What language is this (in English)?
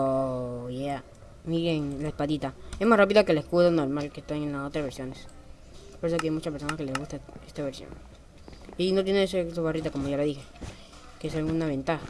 Spanish